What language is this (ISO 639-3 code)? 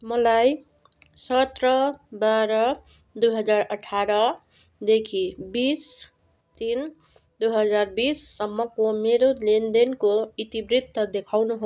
nep